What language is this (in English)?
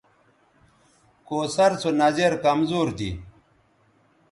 Bateri